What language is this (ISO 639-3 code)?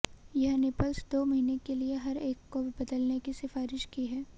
hin